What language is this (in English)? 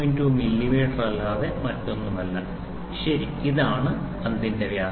Malayalam